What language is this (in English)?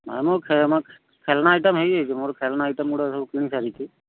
Odia